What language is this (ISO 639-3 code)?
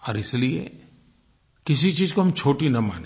hin